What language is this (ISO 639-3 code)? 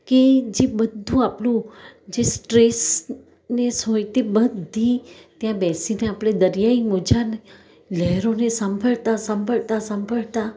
guj